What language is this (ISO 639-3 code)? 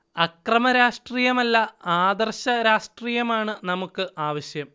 mal